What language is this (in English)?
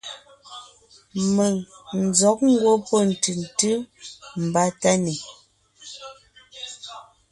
Ngiemboon